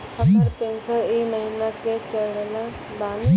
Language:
Maithili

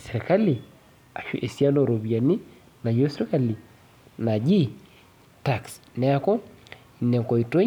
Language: Masai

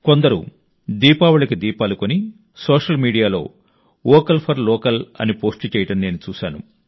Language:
Telugu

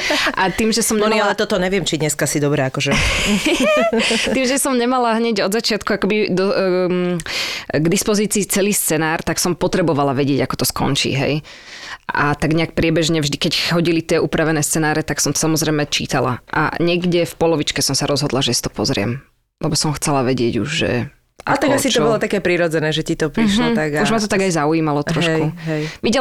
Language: Slovak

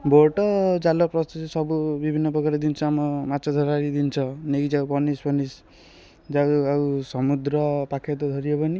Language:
Odia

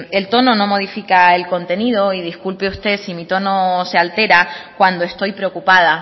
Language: Spanish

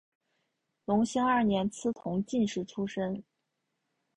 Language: Chinese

